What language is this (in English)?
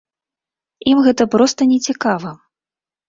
Belarusian